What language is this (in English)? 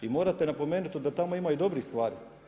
Croatian